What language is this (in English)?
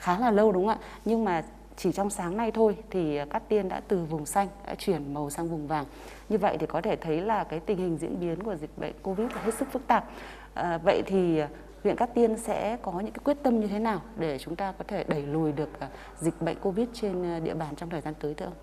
Vietnamese